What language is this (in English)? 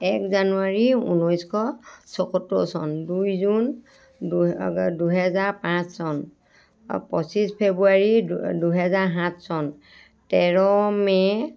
Assamese